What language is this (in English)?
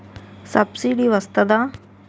Telugu